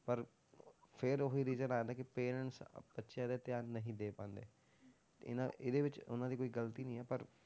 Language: Punjabi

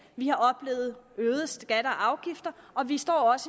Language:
Danish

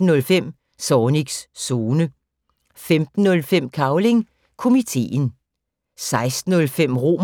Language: Danish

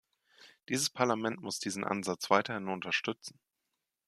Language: German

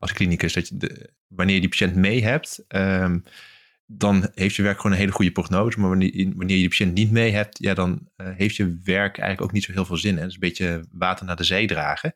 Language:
Dutch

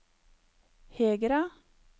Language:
Norwegian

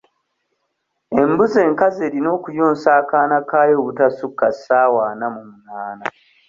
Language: Ganda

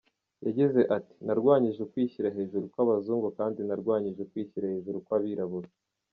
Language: Kinyarwanda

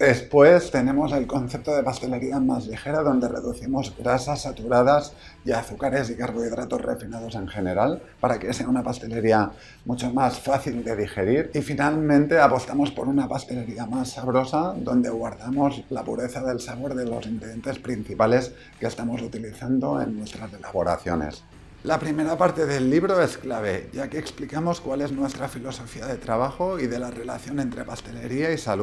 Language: Spanish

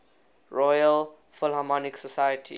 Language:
English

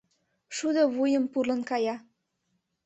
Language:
Mari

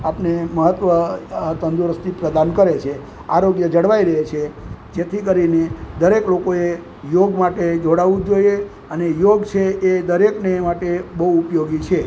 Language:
Gujarati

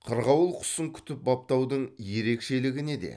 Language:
Kazakh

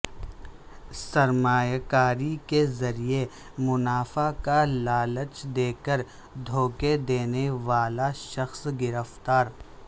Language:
Urdu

